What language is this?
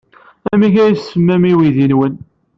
Kabyle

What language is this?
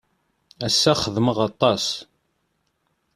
Kabyle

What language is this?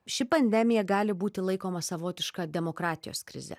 Lithuanian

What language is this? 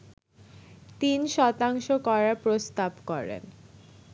Bangla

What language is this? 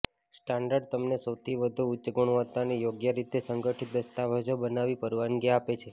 Gujarati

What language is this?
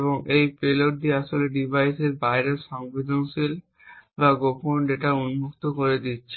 Bangla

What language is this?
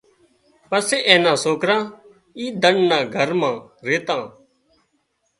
Wadiyara Koli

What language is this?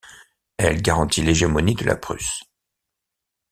French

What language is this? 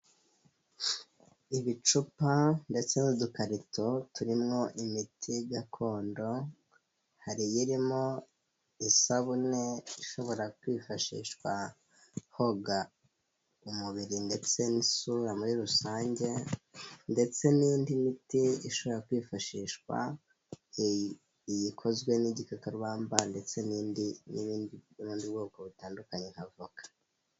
Kinyarwanda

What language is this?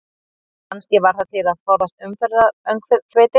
Icelandic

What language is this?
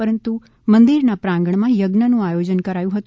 Gujarati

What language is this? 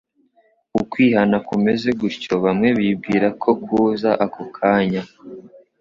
Kinyarwanda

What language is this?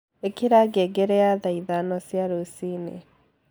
Kikuyu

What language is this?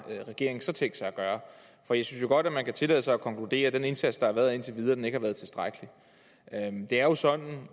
Danish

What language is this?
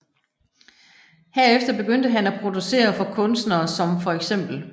Danish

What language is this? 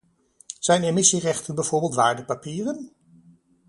Dutch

